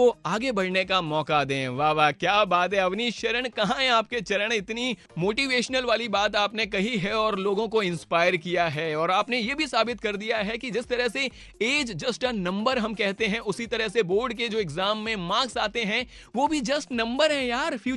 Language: Hindi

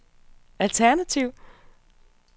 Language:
Danish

